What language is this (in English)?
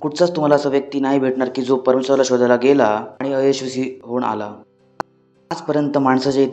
Hindi